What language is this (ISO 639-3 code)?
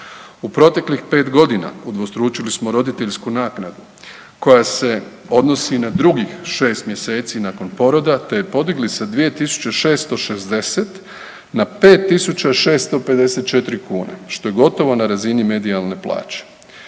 hrv